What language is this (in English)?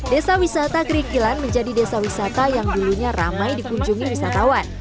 Indonesian